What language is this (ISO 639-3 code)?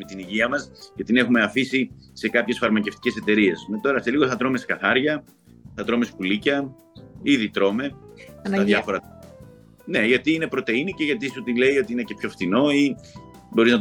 ell